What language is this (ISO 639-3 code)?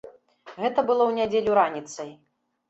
bel